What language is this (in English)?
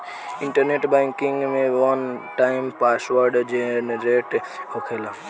Bhojpuri